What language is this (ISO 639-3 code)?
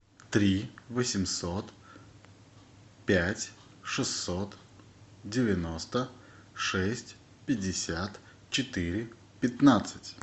rus